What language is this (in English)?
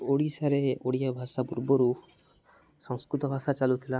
Odia